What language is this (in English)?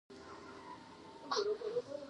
Pashto